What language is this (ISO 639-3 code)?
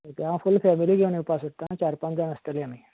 kok